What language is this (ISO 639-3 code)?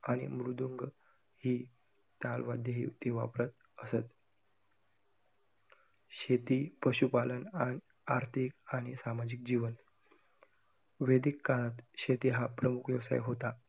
mar